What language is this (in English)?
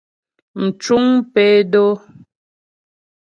Ghomala